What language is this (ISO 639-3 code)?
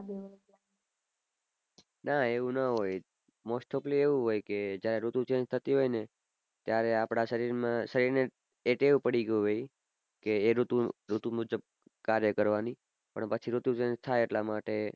guj